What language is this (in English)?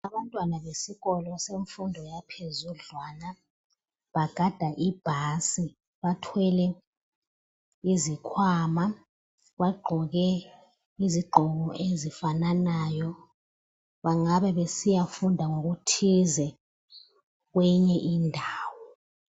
North Ndebele